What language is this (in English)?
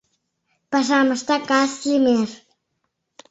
Mari